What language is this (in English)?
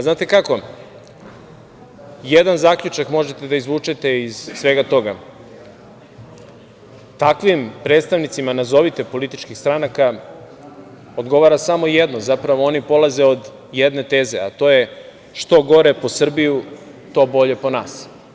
Serbian